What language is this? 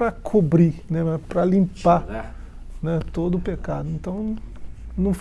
Portuguese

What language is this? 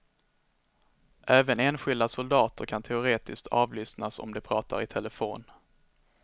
Swedish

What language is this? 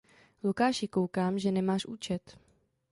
Czech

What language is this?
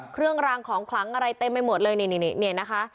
Thai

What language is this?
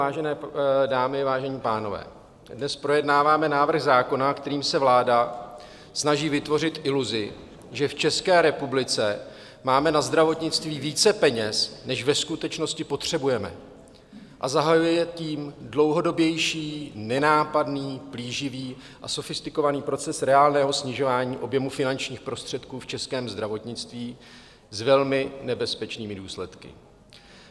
Czech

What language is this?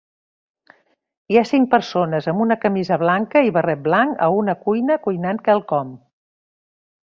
Catalan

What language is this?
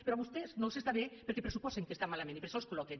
Catalan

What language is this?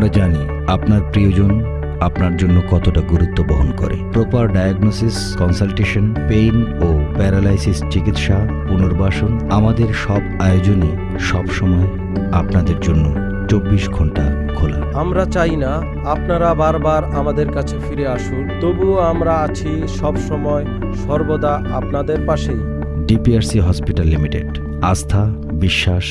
Turkish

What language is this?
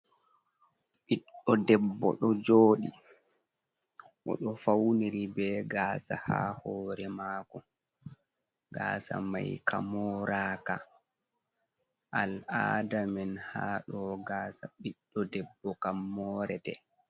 Fula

